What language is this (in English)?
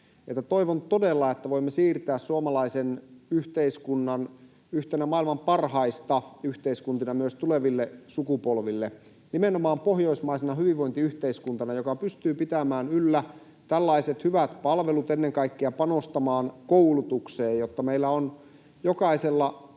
Finnish